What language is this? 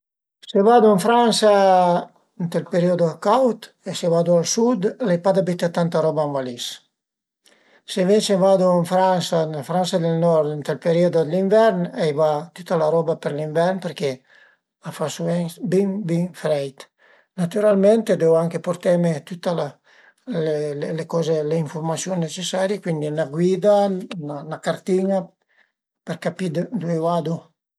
Piedmontese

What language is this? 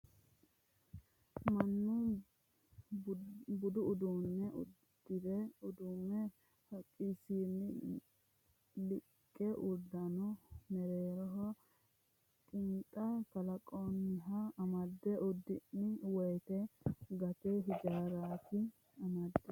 Sidamo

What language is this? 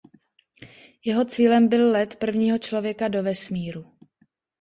Czech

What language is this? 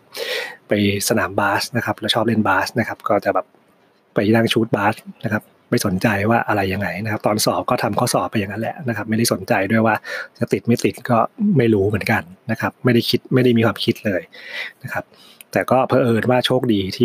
Thai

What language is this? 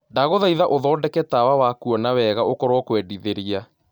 Kikuyu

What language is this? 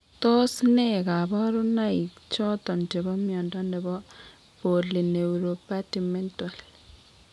Kalenjin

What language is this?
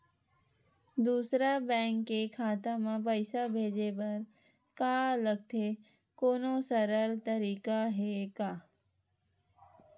Chhattisgarhi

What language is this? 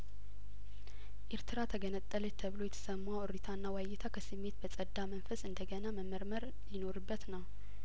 Amharic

